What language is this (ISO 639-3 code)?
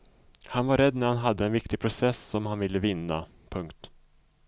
swe